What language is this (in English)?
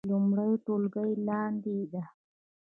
Pashto